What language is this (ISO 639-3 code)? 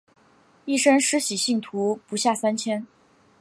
zho